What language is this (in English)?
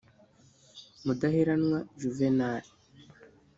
Kinyarwanda